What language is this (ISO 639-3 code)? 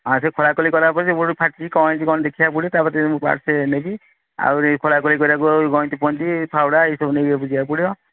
ori